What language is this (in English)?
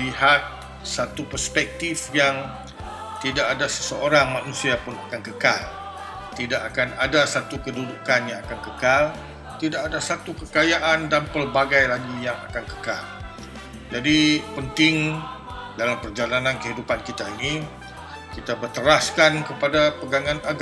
Malay